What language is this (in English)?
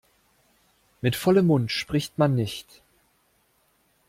German